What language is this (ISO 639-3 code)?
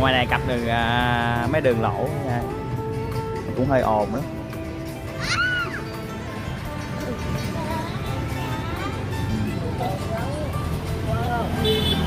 vie